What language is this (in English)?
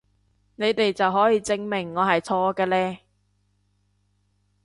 Cantonese